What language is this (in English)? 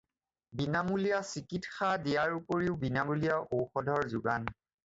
Assamese